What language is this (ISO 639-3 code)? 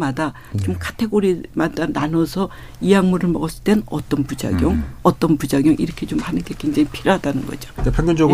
kor